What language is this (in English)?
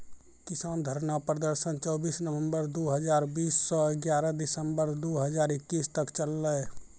Maithili